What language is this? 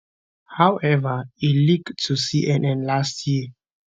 Nigerian Pidgin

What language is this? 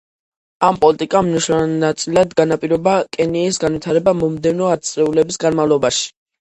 Georgian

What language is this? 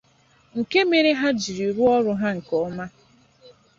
Igbo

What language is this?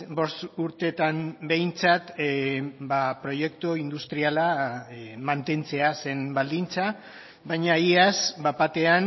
Basque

